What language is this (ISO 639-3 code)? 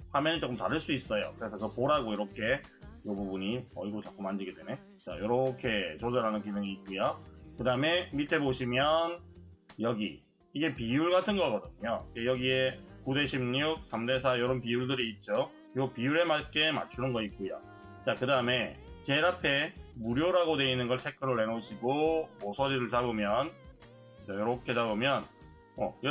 kor